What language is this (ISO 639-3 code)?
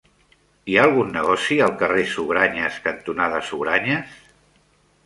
cat